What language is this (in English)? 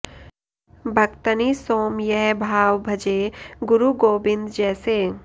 Sanskrit